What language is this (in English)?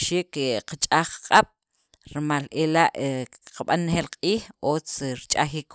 Sacapulteco